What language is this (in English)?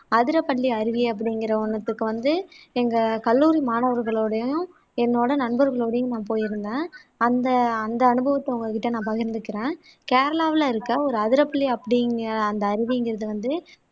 Tamil